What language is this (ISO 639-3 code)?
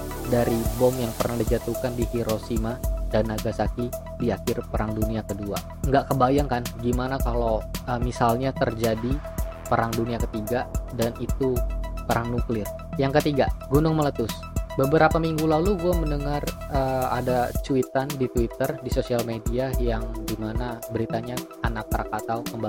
ind